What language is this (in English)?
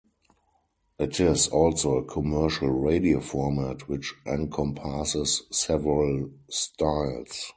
English